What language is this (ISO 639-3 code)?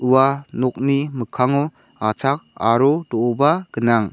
grt